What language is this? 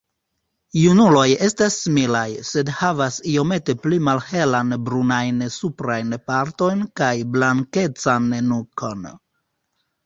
Esperanto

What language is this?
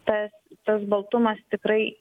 Lithuanian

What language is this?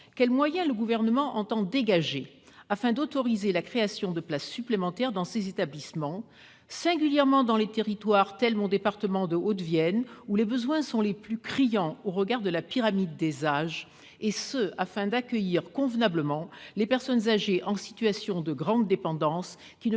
French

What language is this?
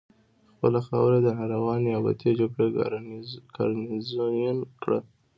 Pashto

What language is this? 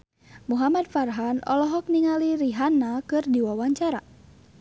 Sundanese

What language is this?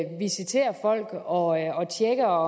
Danish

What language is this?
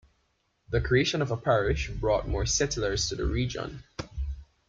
English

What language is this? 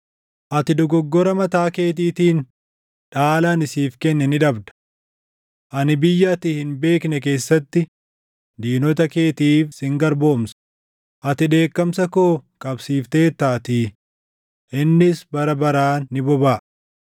Oromo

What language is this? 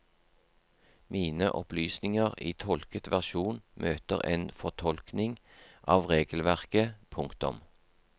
Norwegian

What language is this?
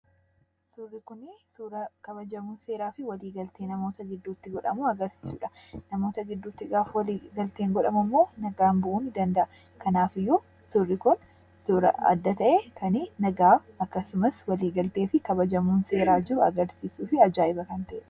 Oromo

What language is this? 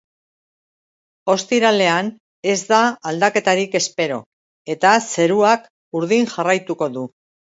Basque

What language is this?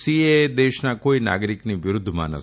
Gujarati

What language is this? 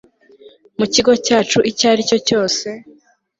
Kinyarwanda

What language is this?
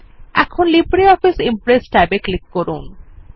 Bangla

